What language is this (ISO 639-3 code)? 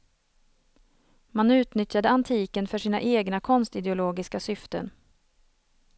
swe